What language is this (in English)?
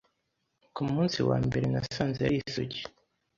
Kinyarwanda